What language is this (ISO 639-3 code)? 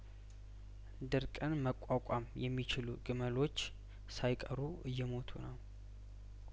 amh